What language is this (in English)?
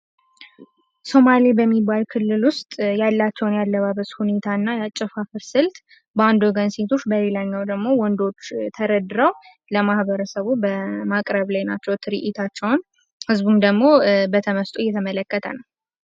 Amharic